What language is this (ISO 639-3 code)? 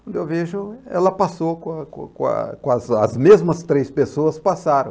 por